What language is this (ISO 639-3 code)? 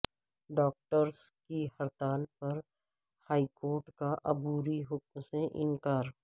urd